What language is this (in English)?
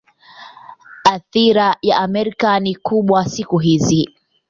Swahili